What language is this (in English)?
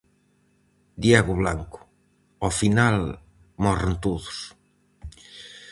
Galician